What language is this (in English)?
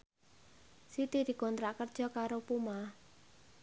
Javanese